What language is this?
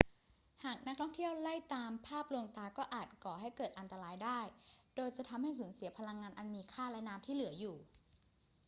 Thai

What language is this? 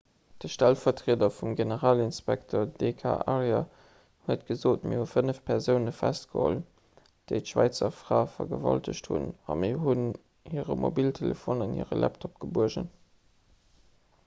Luxembourgish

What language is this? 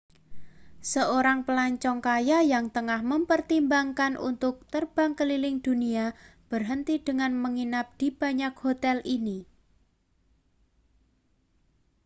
Indonesian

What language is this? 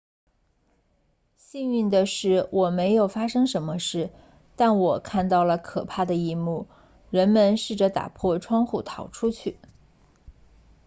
Chinese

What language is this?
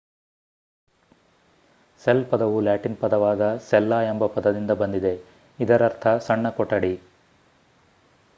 Kannada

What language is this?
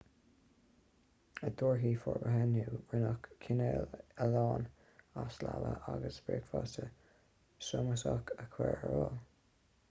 Irish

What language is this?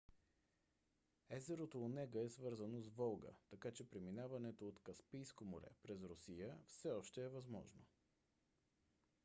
Bulgarian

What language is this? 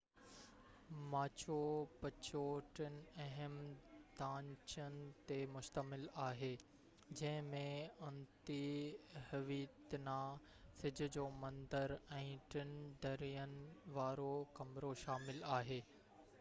Sindhi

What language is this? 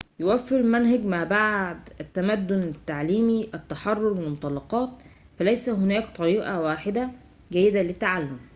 Arabic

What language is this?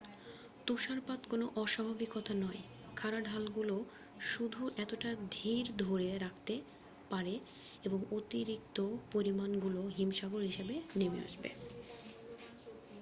Bangla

